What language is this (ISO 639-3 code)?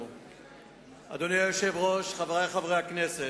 heb